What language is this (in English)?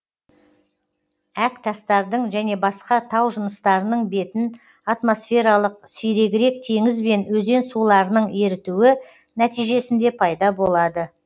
Kazakh